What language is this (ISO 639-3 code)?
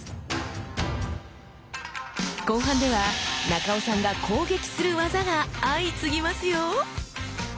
jpn